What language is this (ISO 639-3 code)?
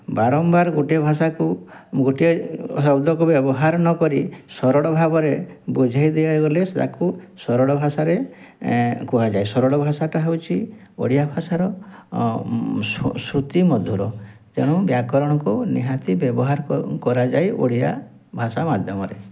ori